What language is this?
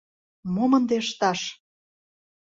Mari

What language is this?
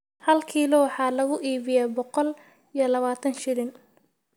Somali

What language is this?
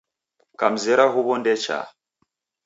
Taita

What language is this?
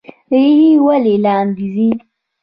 Pashto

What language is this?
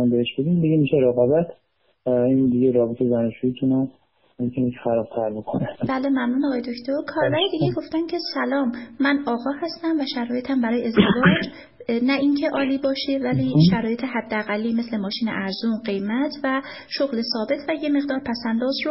Persian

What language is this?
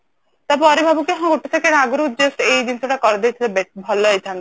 Odia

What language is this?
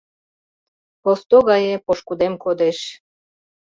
Mari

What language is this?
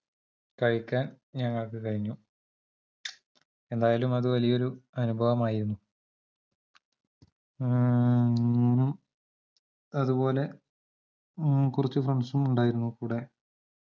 Malayalam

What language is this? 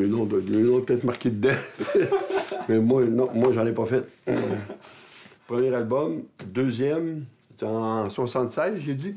French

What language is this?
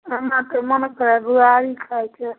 Maithili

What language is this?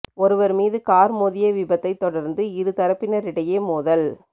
Tamil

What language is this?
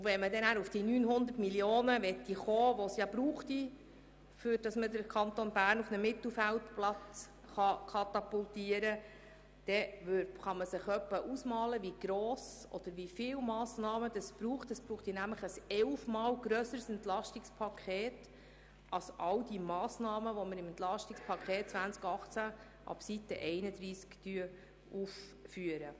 Swiss German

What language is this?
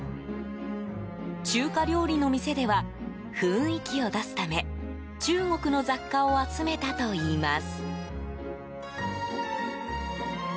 Japanese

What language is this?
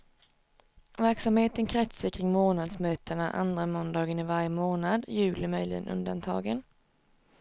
Swedish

